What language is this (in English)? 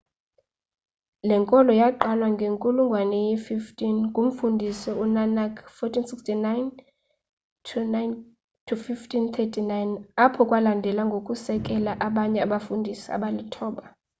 Xhosa